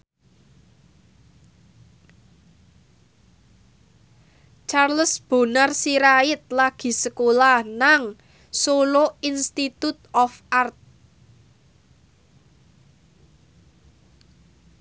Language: Javanese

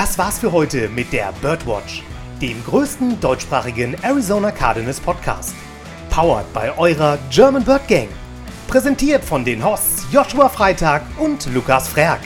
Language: German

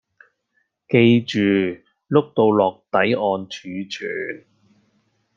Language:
Cantonese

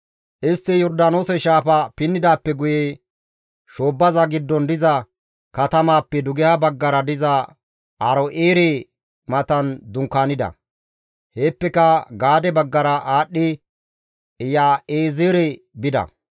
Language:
Gamo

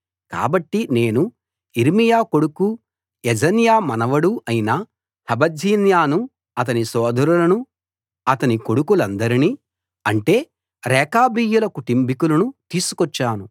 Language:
Telugu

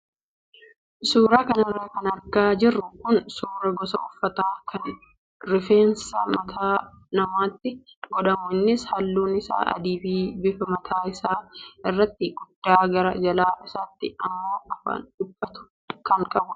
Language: Oromo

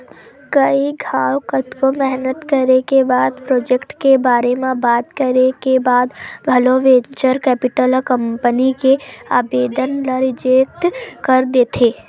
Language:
Chhattisgarhi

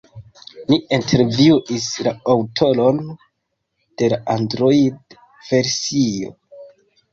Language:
Esperanto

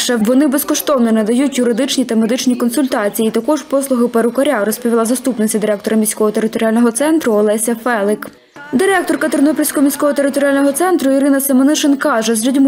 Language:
Ukrainian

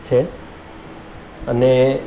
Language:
Gujarati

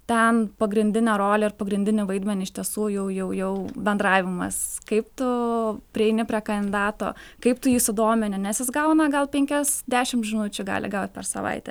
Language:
Lithuanian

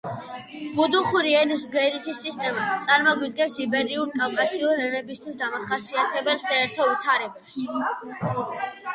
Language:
Georgian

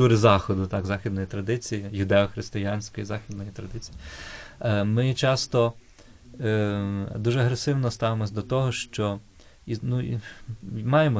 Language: Ukrainian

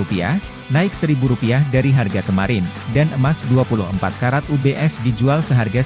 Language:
Indonesian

